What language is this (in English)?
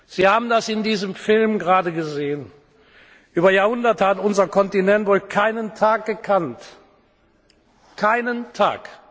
German